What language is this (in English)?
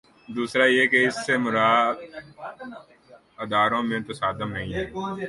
Urdu